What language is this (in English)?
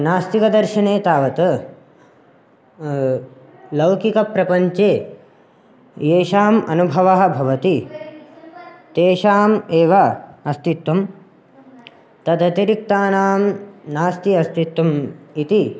Sanskrit